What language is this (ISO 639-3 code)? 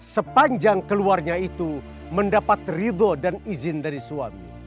ind